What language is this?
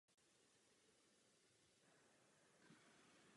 Czech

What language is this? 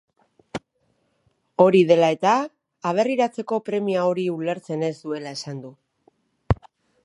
Basque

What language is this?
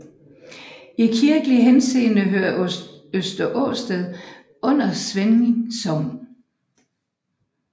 Danish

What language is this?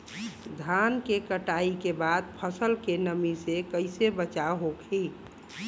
Bhojpuri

